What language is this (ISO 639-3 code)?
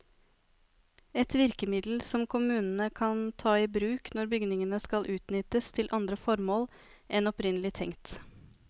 nor